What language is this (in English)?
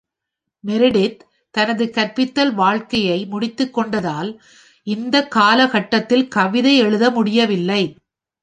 Tamil